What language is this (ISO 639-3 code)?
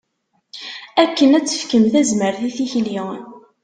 kab